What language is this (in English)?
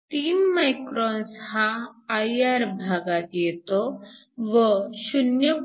Marathi